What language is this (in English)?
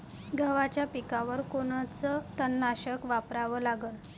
Marathi